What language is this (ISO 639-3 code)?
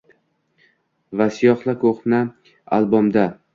uzb